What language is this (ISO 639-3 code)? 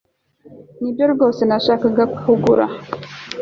kin